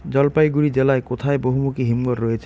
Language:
Bangla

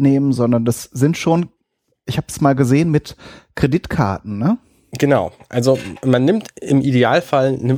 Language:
German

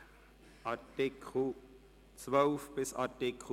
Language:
Swiss German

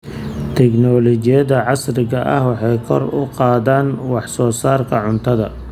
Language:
Somali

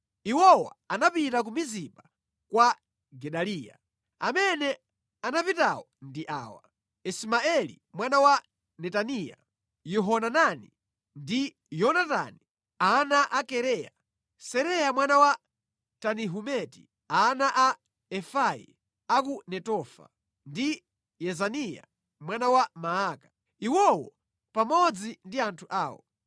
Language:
Nyanja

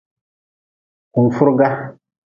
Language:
Nawdm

